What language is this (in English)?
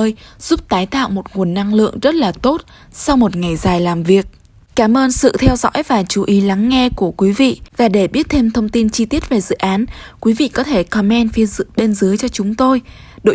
Vietnamese